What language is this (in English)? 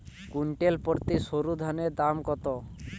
Bangla